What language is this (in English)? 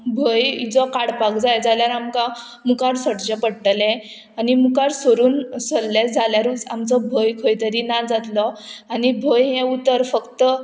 Konkani